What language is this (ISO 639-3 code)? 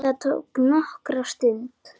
isl